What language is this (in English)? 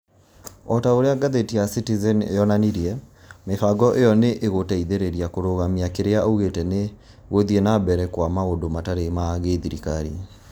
Kikuyu